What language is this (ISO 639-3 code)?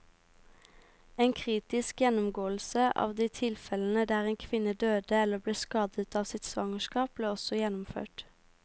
nor